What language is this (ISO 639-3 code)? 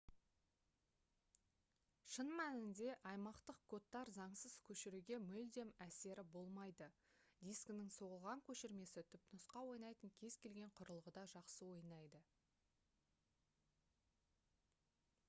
kaz